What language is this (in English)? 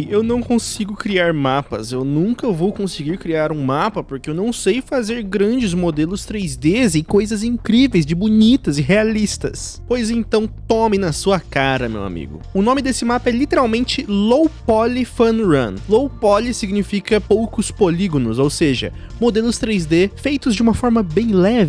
Portuguese